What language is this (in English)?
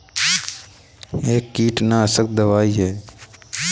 Hindi